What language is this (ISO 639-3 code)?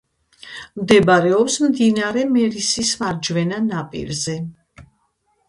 kat